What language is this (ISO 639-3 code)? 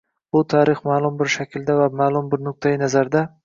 uzb